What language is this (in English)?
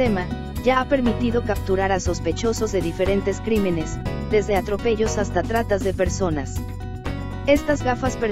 Spanish